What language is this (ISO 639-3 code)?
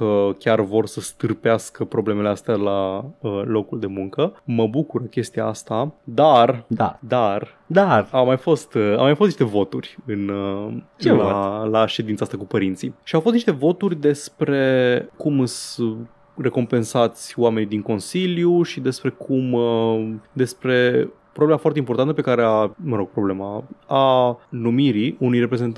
ron